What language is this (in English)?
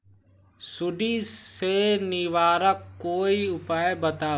Magahi